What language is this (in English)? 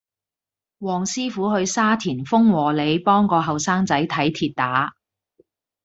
Cantonese